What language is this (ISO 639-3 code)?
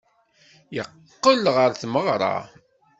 kab